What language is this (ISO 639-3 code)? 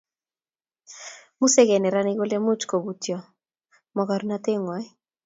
kln